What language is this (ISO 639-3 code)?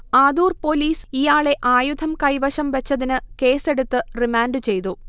mal